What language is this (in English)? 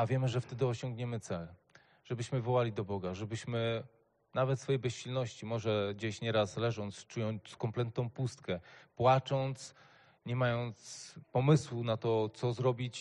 Polish